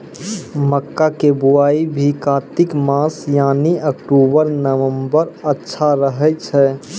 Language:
Maithili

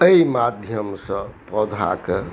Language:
Maithili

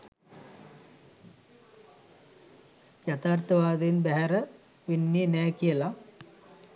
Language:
Sinhala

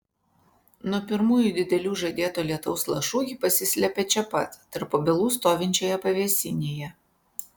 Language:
Lithuanian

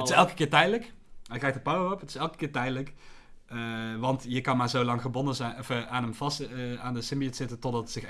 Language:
Dutch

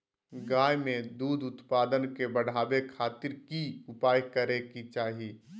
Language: Magahi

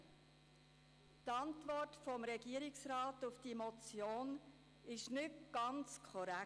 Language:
Swiss German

